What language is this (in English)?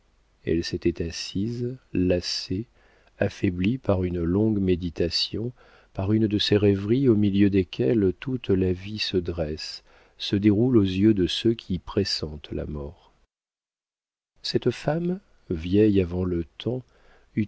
French